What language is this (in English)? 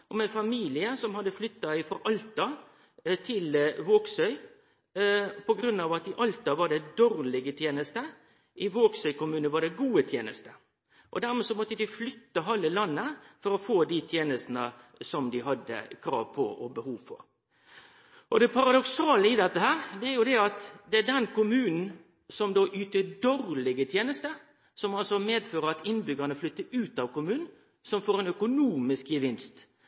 Norwegian Nynorsk